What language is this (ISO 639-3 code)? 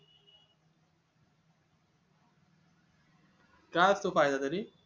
mar